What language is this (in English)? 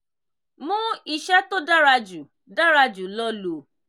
Yoruba